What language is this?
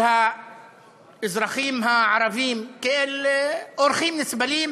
Hebrew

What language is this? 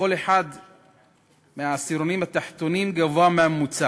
Hebrew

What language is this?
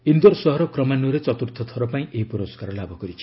Odia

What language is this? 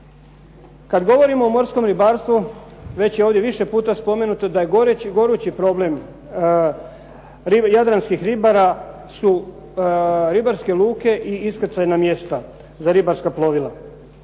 Croatian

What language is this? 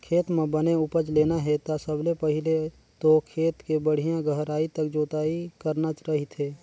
Chhattisgarhi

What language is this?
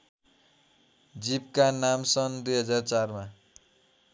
Nepali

